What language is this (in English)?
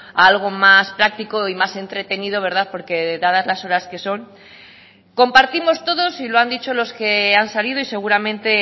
Spanish